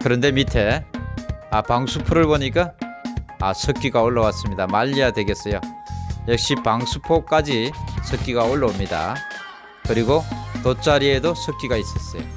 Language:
Korean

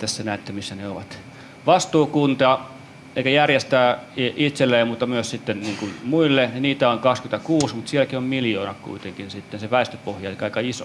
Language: Finnish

